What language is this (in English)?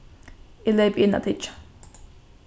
Faroese